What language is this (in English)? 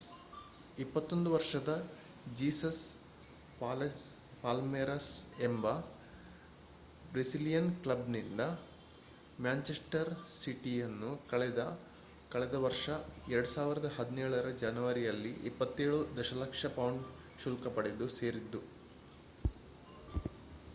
Kannada